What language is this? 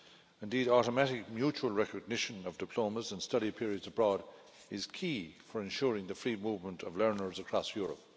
English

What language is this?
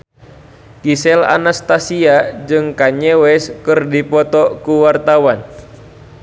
Sundanese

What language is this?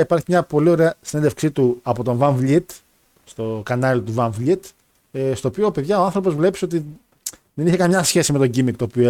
Greek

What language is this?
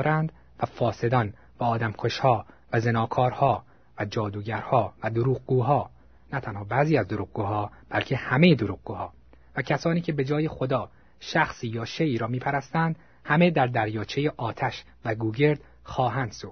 Persian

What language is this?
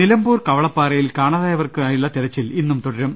Malayalam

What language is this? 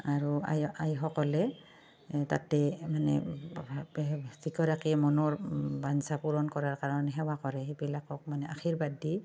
Assamese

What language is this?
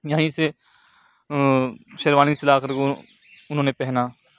Urdu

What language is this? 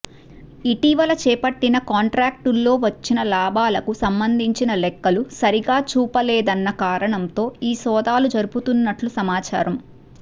Telugu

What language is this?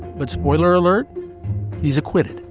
English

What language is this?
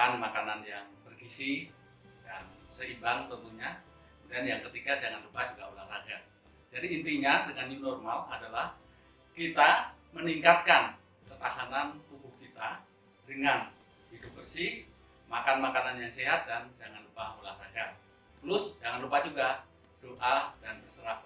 Indonesian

